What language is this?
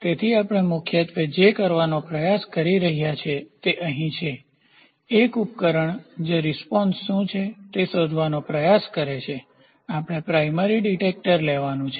Gujarati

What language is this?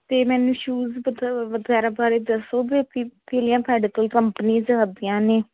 Punjabi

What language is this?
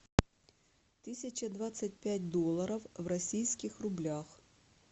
Russian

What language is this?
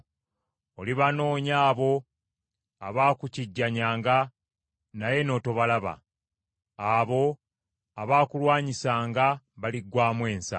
Ganda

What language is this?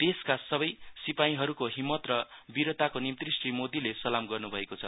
Nepali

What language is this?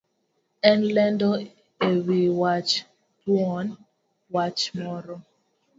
Luo (Kenya and Tanzania)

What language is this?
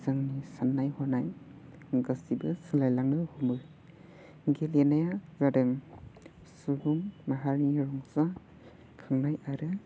Bodo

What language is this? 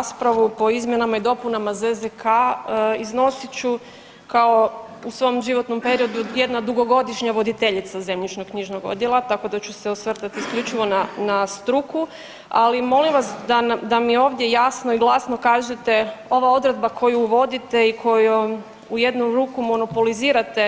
Croatian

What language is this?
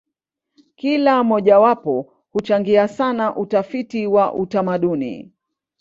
Swahili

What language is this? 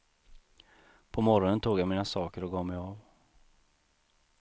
Swedish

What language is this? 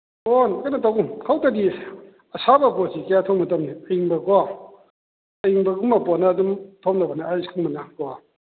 Manipuri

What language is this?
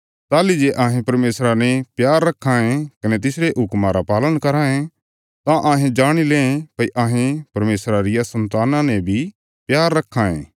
Bilaspuri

